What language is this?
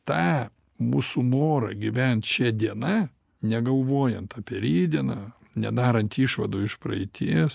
Lithuanian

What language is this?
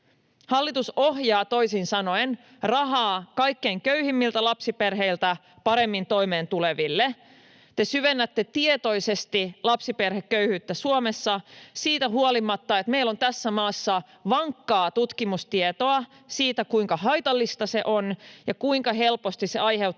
Finnish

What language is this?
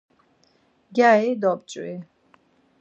Laz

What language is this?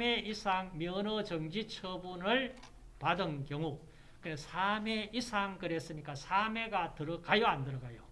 Korean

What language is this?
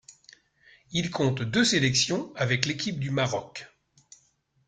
French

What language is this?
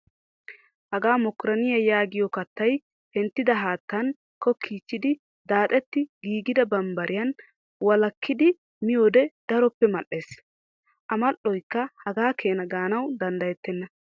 Wolaytta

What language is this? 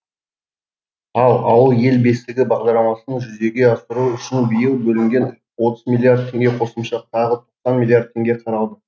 Kazakh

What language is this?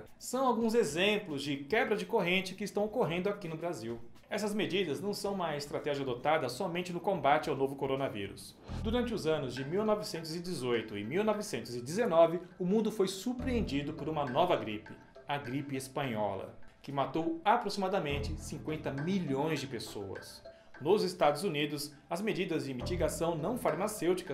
Portuguese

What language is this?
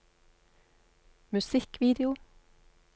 Norwegian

